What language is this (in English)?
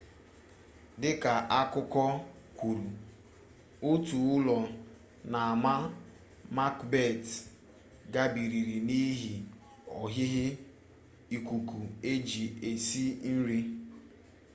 Igbo